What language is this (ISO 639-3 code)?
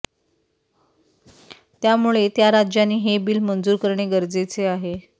mar